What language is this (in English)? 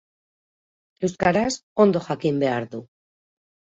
Basque